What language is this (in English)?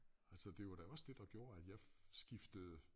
Danish